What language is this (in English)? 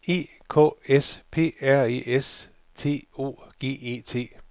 Danish